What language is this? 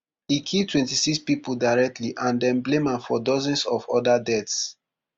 Nigerian Pidgin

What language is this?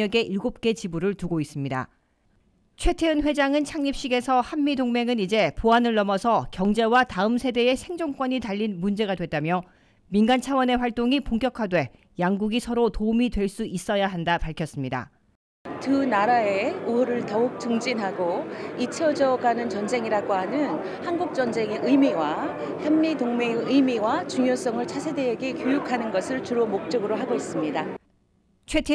Korean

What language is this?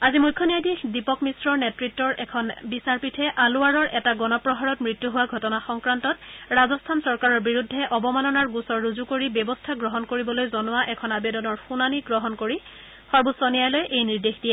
Assamese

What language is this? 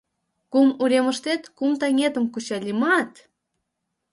Mari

